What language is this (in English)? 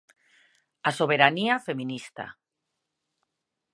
Galician